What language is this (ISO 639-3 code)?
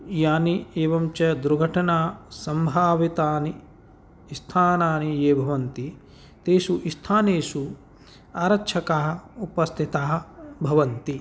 san